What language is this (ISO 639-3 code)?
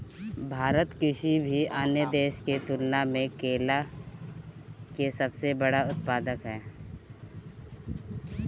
bho